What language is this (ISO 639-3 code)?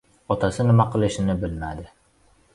uzb